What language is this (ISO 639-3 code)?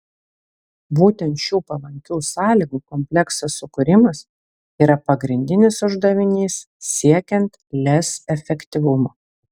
lit